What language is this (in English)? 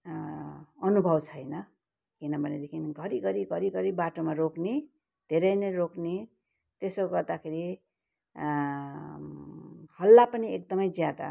Nepali